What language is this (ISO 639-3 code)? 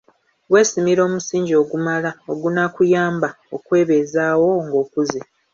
lug